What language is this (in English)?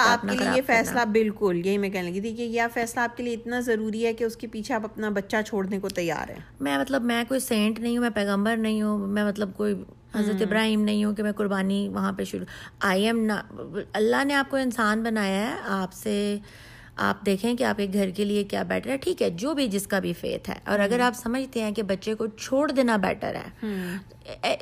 Urdu